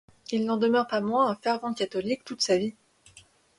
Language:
French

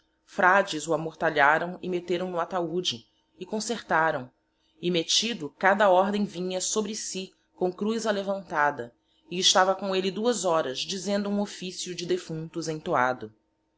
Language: Portuguese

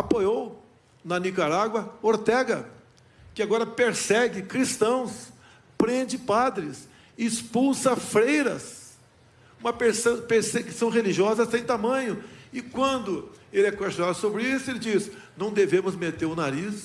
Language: Portuguese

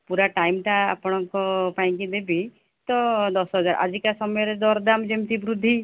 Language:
Odia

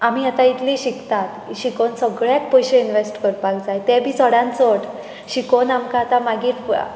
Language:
Konkani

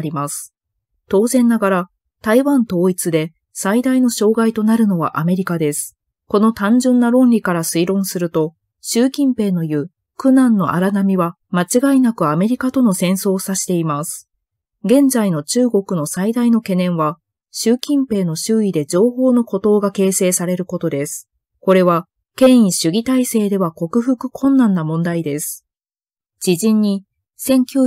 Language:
Japanese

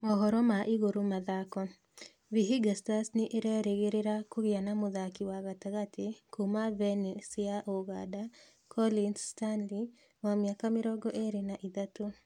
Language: Kikuyu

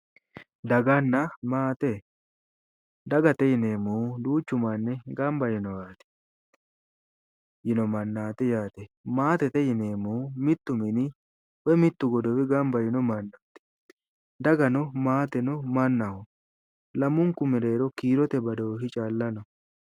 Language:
Sidamo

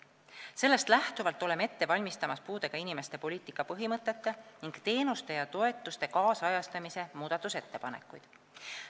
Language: Estonian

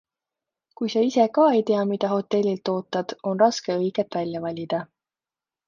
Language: Estonian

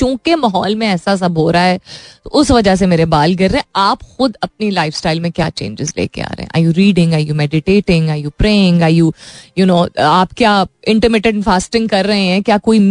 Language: Hindi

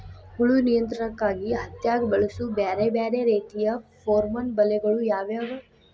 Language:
Kannada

